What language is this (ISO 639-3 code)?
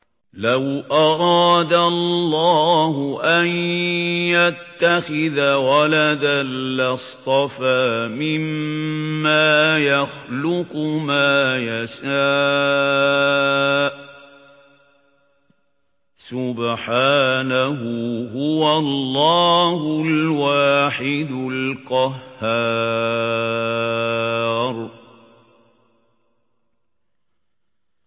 ara